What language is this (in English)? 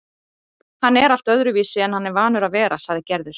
Icelandic